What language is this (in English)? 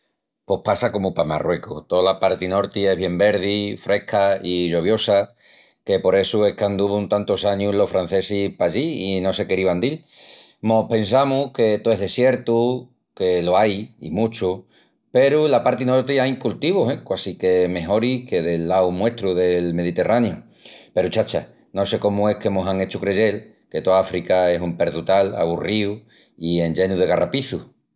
Extremaduran